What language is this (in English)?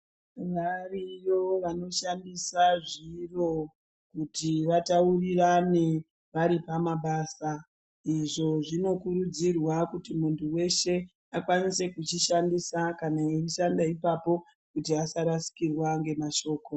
Ndau